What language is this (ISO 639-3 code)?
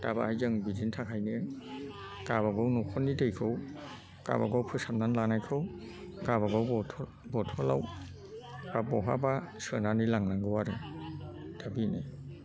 brx